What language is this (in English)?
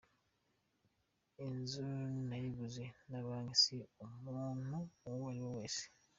Kinyarwanda